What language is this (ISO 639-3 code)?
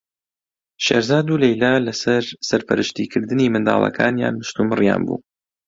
ckb